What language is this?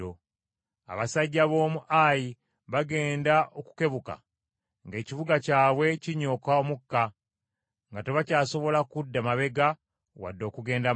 Ganda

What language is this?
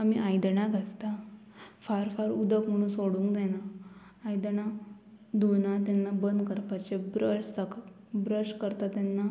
Konkani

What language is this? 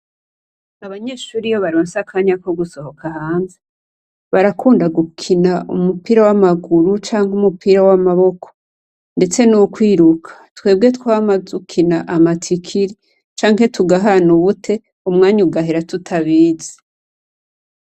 Rundi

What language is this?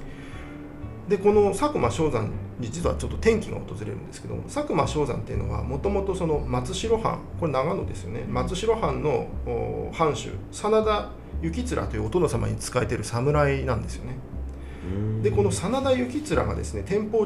Japanese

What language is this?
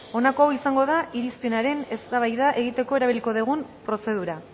Basque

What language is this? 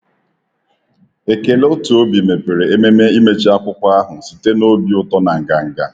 Igbo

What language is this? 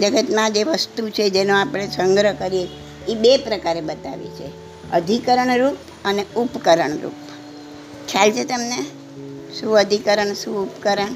Gujarati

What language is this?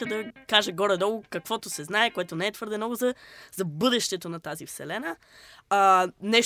Bulgarian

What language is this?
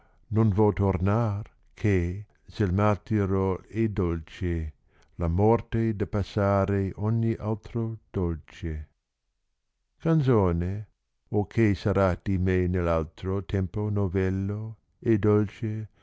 Italian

